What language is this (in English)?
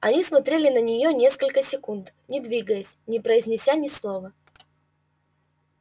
Russian